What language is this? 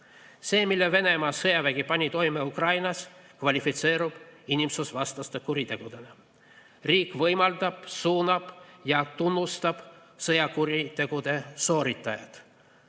Estonian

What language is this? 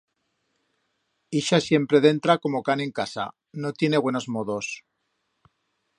Aragonese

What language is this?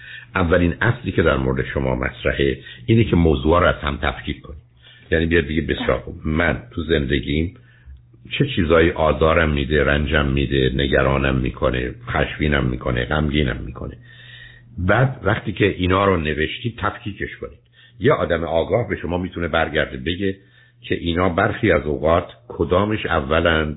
Persian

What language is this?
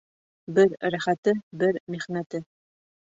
Bashkir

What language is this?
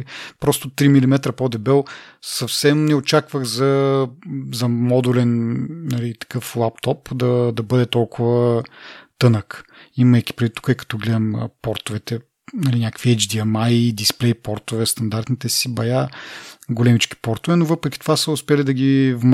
Bulgarian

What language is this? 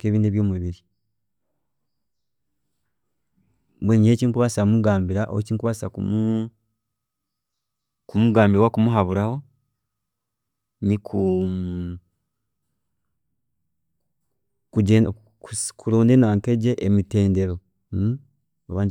Chiga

